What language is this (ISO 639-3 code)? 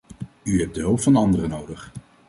nld